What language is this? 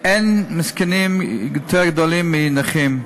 Hebrew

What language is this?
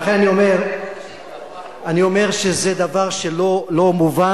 Hebrew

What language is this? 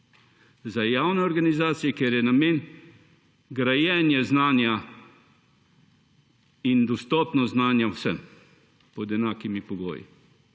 Slovenian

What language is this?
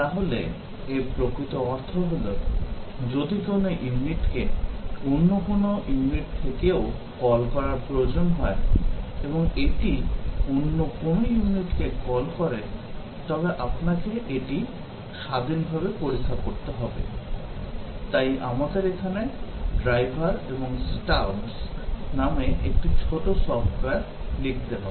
Bangla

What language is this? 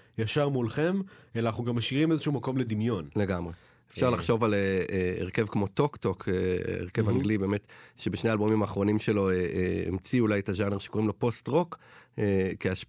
Hebrew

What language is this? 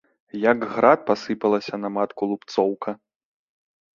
Belarusian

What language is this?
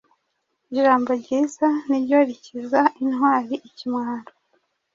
Kinyarwanda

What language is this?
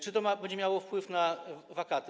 Polish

